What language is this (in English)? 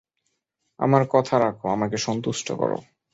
Bangla